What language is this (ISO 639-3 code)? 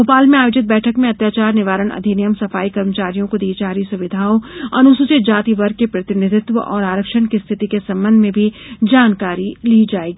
hin